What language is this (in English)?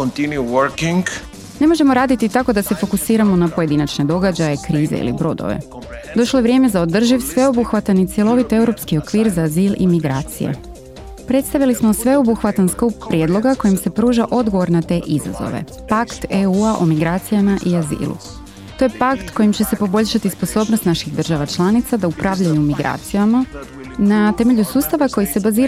Croatian